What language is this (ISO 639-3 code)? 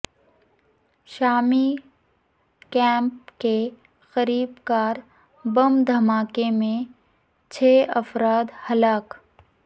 urd